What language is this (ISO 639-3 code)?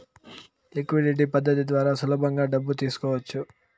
tel